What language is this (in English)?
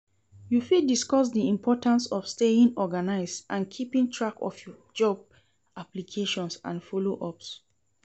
Nigerian Pidgin